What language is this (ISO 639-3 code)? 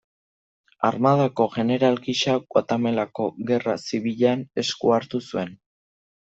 eus